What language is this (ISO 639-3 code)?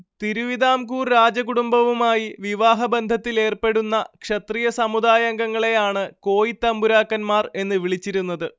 mal